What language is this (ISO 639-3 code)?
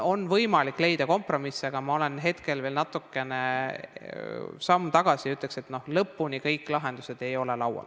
est